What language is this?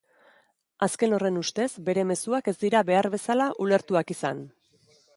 Basque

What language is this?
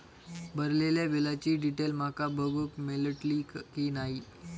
Marathi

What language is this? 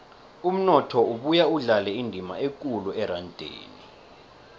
South Ndebele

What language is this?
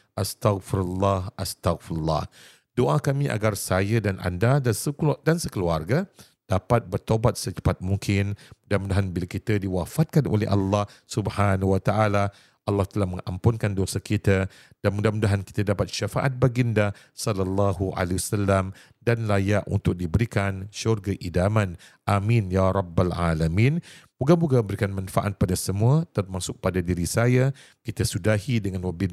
Malay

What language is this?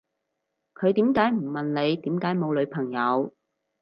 Cantonese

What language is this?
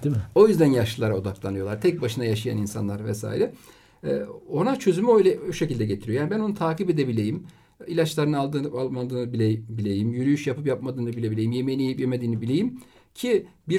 Turkish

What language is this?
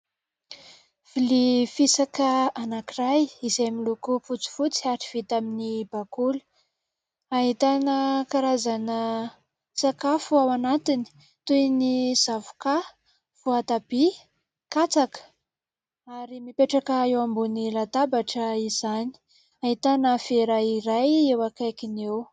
Malagasy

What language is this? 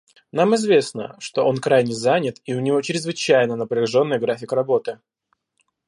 Russian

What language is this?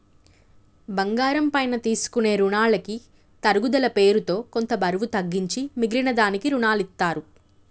Telugu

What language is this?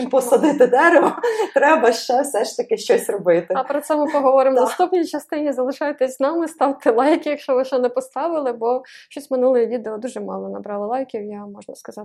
Ukrainian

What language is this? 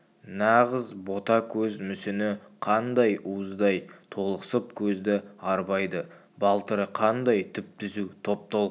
Kazakh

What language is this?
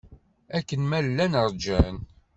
Kabyle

